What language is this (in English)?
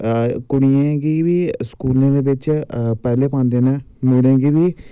Dogri